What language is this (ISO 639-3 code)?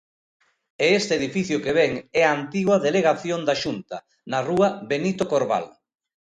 glg